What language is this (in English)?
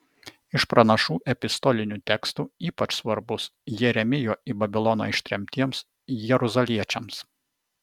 Lithuanian